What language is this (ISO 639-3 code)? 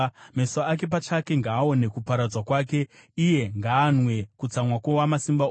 sna